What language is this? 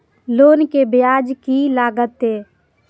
Maithili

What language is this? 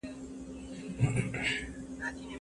Pashto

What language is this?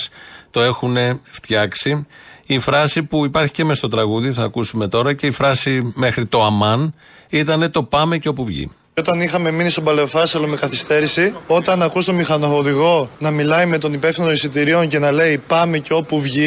Greek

